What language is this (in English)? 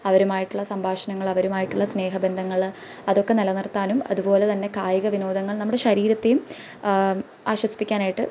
Malayalam